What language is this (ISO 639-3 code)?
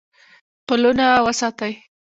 pus